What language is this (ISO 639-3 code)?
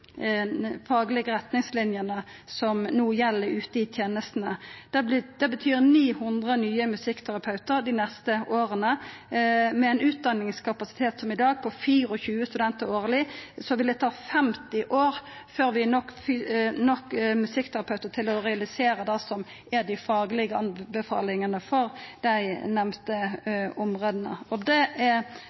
nno